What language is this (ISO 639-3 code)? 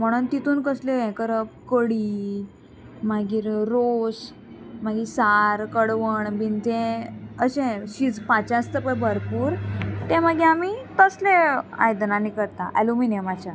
kok